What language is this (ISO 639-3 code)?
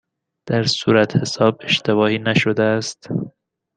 fas